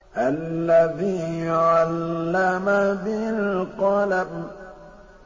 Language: Arabic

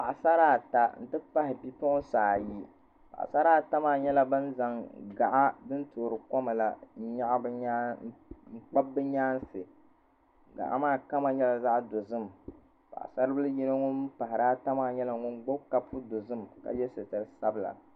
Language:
Dagbani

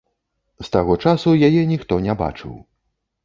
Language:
Belarusian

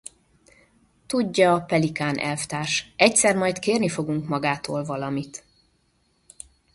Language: Hungarian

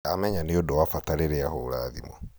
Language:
Kikuyu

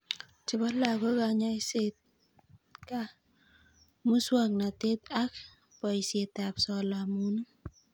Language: Kalenjin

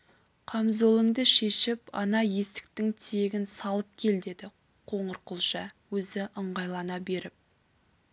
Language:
Kazakh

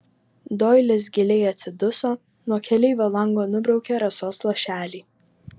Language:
Lithuanian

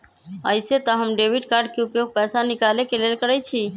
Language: Magahi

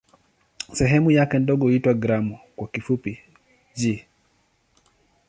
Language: Swahili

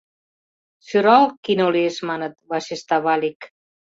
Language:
Mari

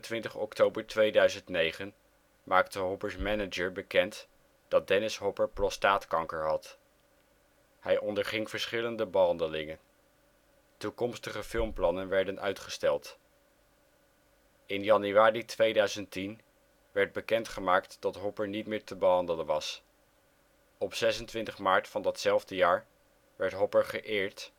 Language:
Dutch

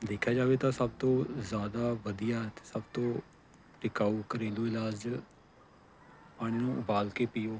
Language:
Punjabi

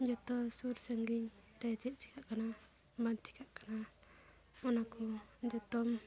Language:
Santali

